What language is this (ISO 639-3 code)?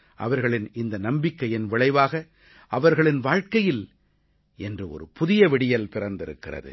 tam